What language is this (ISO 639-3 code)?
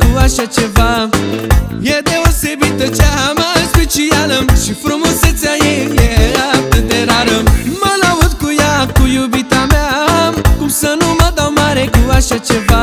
ron